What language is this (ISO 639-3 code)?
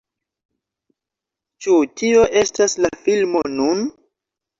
epo